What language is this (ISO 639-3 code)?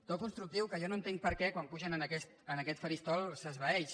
cat